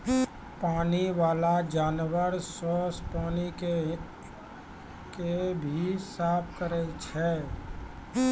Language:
Maithili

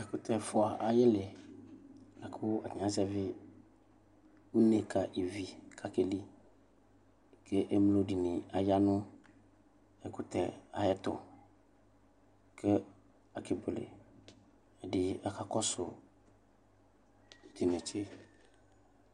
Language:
Ikposo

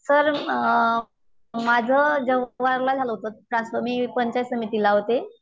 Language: Marathi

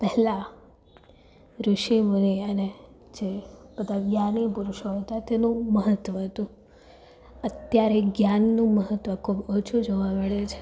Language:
Gujarati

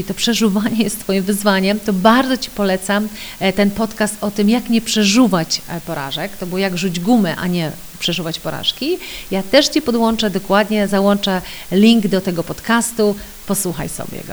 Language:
Polish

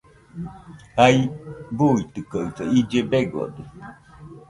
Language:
Nüpode Huitoto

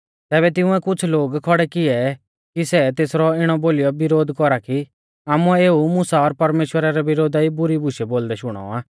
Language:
Mahasu Pahari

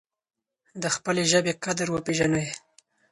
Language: Pashto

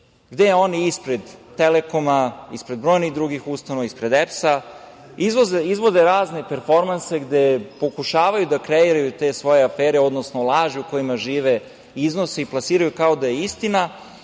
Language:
Serbian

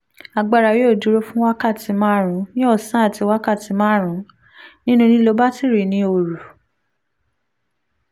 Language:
Yoruba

